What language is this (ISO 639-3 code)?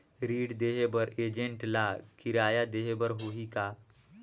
hne